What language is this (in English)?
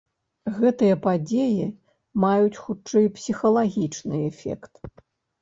Belarusian